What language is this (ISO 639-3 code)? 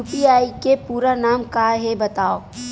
hne